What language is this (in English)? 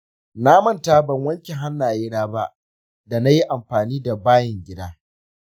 Hausa